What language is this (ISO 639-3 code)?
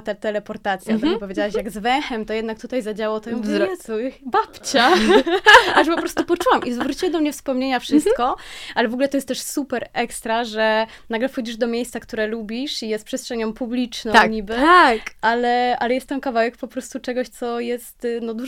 pol